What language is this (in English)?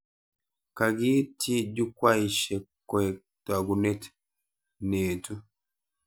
Kalenjin